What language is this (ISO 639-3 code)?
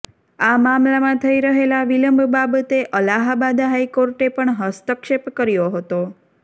guj